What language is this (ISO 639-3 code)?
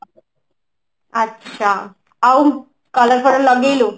ori